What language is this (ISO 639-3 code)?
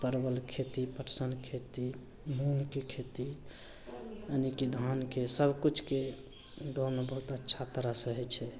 mai